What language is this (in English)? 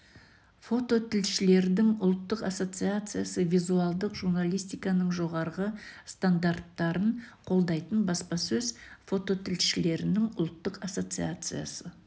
Kazakh